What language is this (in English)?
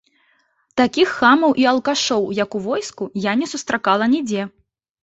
Belarusian